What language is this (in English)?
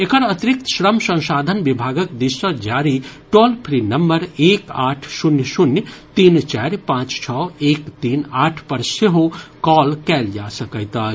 Maithili